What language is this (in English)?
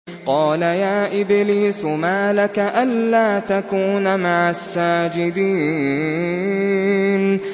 Arabic